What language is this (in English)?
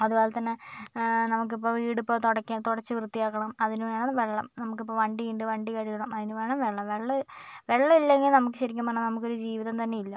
Malayalam